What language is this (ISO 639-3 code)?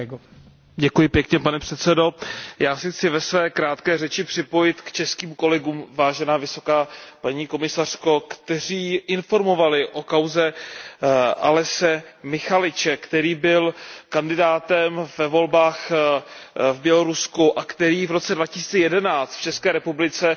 ces